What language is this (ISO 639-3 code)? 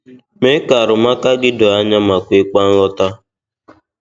ibo